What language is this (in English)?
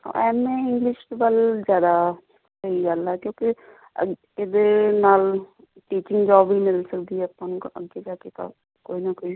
Punjabi